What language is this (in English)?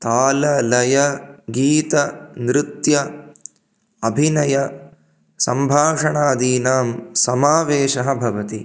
Sanskrit